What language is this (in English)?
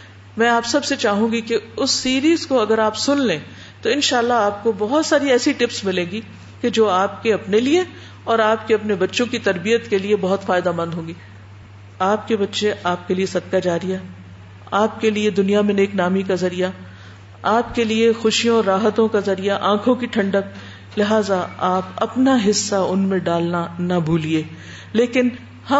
Urdu